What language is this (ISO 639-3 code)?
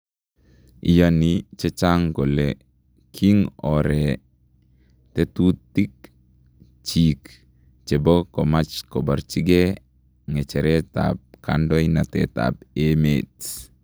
kln